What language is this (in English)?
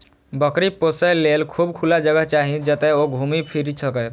Maithili